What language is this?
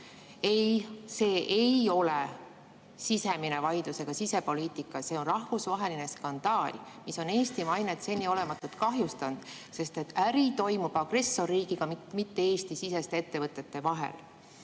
Estonian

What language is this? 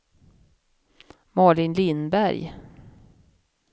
Swedish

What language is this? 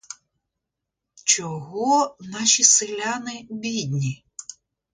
Ukrainian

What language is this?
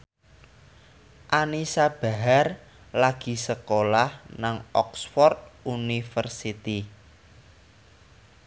Javanese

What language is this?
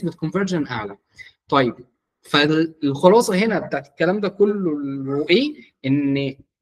Arabic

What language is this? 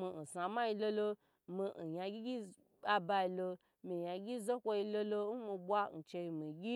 Gbagyi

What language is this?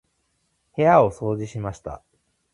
Japanese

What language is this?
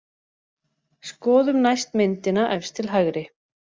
Icelandic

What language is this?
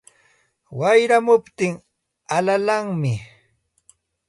Santa Ana de Tusi Pasco Quechua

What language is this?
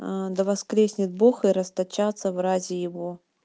Russian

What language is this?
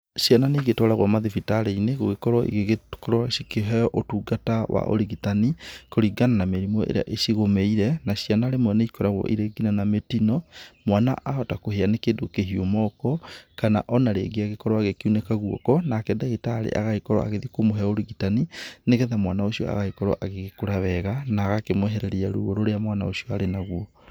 Kikuyu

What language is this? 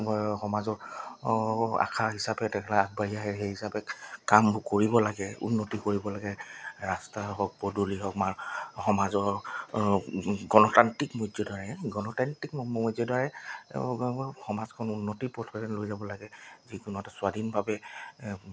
Assamese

